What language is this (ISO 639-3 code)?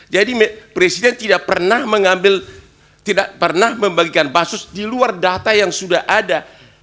ind